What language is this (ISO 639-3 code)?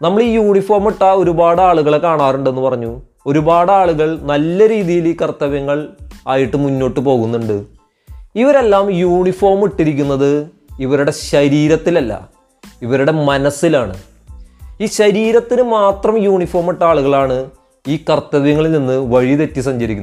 mal